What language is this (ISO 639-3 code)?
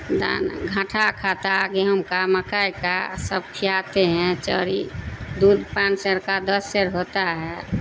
urd